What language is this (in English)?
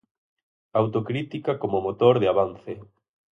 Galician